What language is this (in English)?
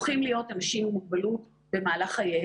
Hebrew